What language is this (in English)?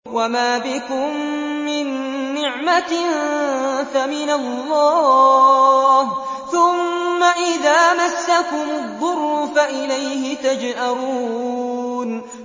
Arabic